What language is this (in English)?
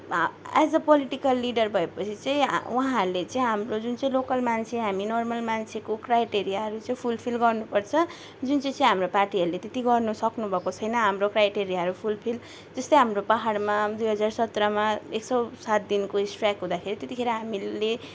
Nepali